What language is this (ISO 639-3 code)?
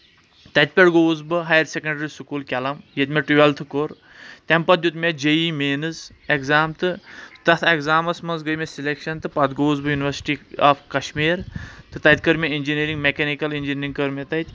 kas